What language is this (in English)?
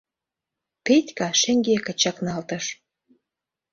Mari